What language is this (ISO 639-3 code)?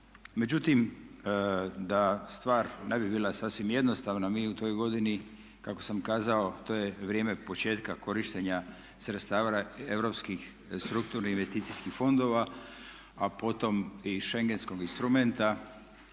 hrv